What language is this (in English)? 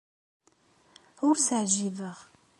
Kabyle